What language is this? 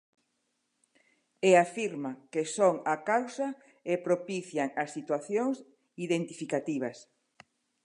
Galician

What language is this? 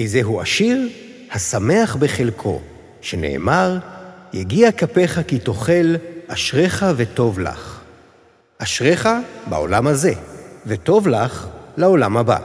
Hebrew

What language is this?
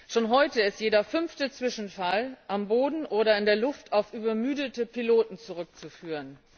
German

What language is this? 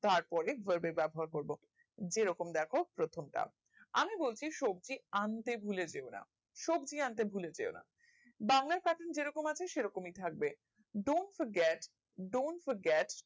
Bangla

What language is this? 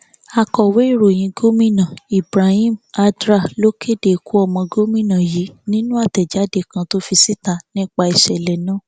Yoruba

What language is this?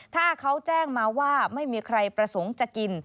Thai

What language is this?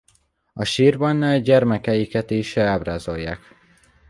Hungarian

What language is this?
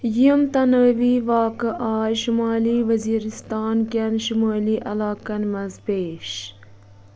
Kashmiri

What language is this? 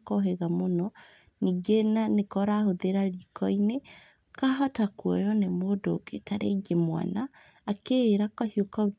Kikuyu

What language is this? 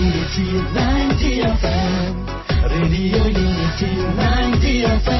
Odia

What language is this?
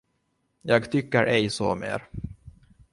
Swedish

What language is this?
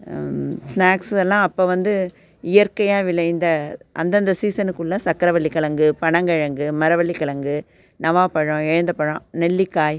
Tamil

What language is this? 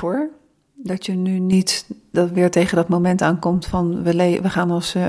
Dutch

